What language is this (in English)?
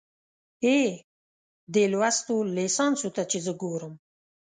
Pashto